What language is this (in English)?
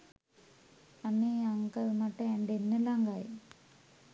Sinhala